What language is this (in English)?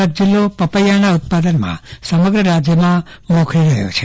Gujarati